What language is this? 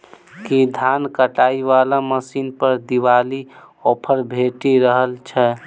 Maithili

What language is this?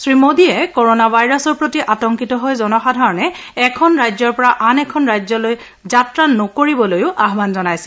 Assamese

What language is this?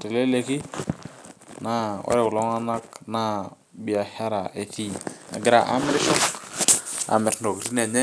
Masai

